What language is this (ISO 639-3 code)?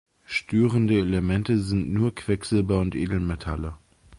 deu